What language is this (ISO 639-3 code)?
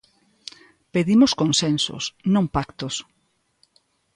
glg